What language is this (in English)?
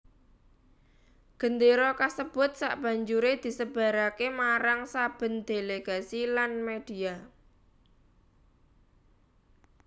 Javanese